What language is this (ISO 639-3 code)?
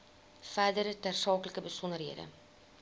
afr